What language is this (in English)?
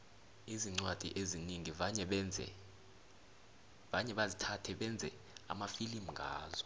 South Ndebele